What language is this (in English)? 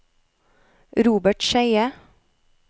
Norwegian